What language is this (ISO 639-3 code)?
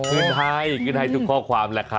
tha